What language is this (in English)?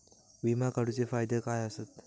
Marathi